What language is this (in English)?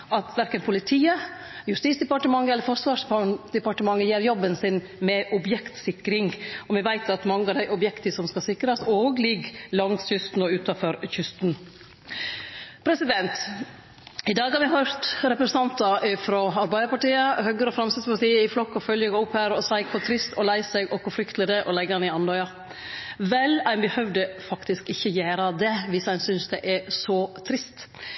Norwegian Nynorsk